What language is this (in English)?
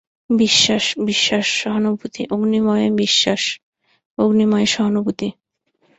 Bangla